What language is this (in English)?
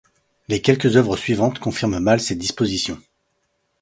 French